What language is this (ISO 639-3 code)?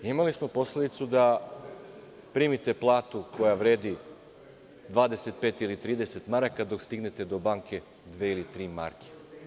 srp